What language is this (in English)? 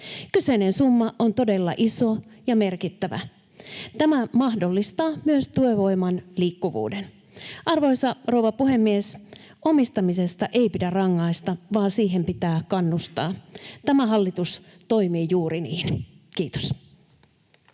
Finnish